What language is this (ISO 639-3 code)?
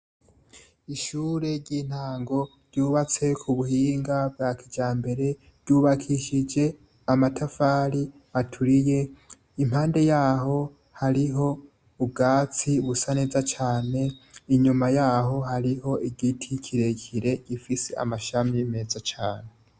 run